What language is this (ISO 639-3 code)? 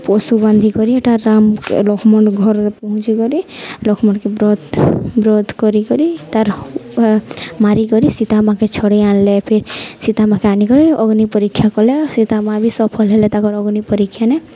ori